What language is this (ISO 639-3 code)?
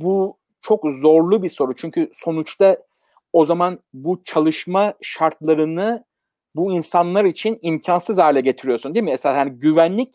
tur